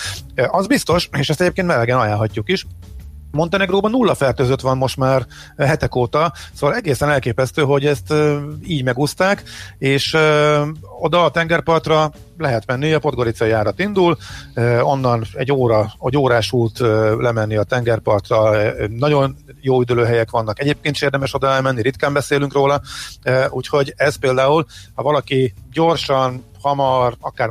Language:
Hungarian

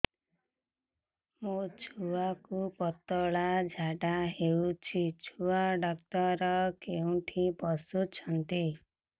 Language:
Odia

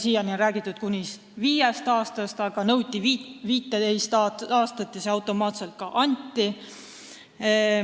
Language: Estonian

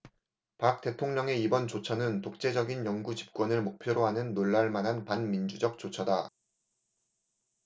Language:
Korean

